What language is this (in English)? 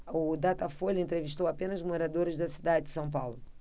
Portuguese